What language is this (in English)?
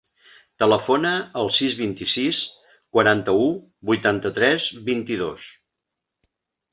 Catalan